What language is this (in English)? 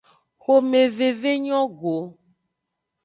Aja (Benin)